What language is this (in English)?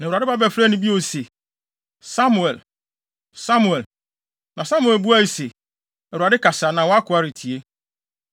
Akan